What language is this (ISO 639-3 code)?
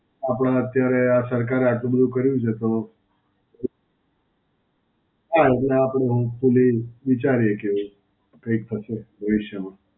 guj